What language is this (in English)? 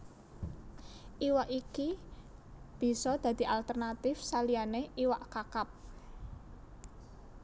Javanese